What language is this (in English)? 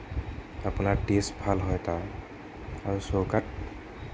Assamese